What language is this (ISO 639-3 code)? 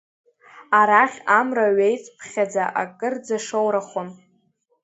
abk